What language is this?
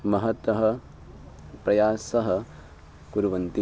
Sanskrit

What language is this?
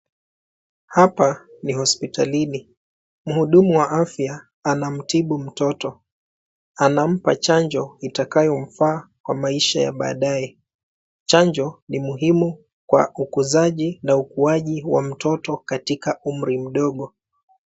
Swahili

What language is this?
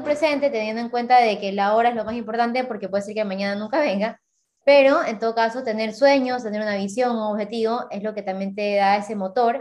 Spanish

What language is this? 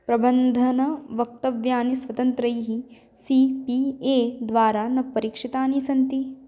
Sanskrit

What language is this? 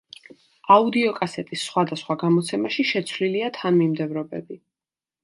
Georgian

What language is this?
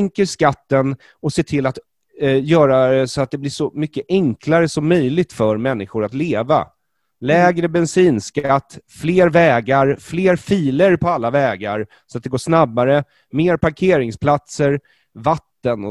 Swedish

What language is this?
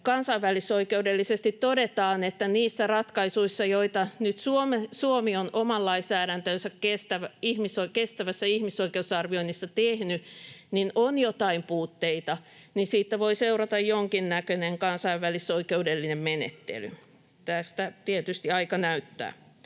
Finnish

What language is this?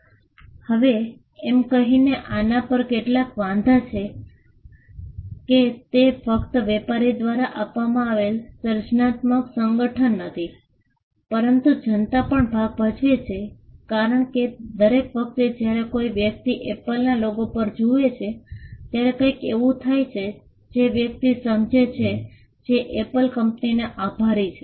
Gujarati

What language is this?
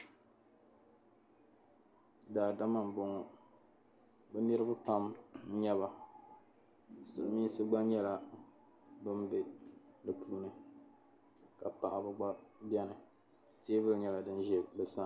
Dagbani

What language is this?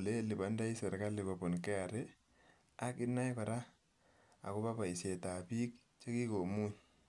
Kalenjin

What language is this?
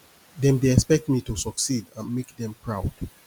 Nigerian Pidgin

